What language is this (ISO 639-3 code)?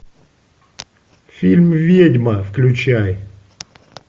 rus